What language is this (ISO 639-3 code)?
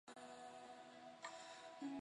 zho